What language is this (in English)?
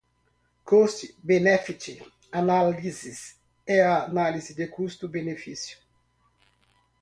Portuguese